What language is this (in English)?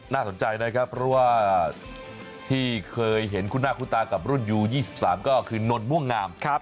Thai